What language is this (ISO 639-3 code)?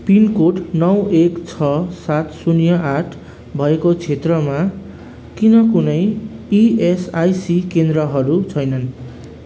nep